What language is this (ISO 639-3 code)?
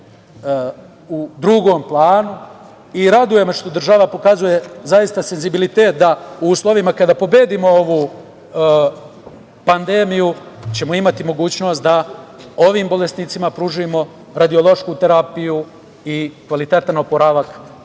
srp